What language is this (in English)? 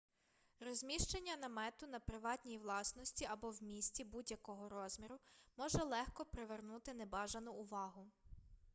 Ukrainian